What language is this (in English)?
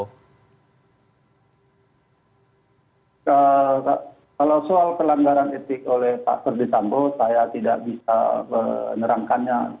Indonesian